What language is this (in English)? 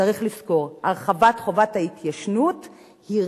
Hebrew